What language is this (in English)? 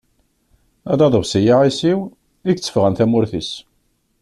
Kabyle